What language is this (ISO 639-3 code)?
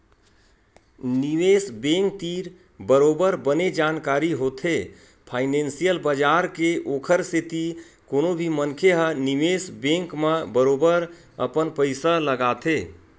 hne